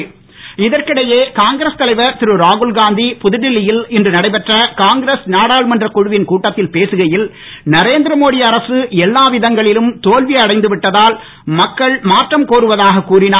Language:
Tamil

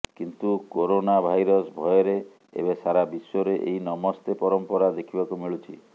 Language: Odia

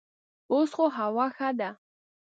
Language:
Pashto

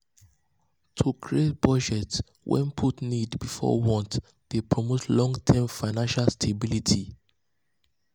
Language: Nigerian Pidgin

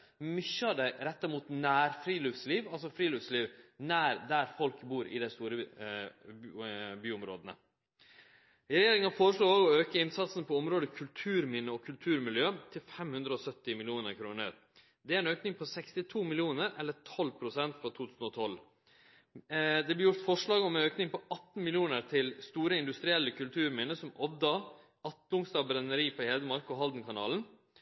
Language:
Norwegian Nynorsk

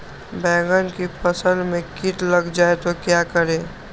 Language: Magahi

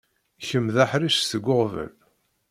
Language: Kabyle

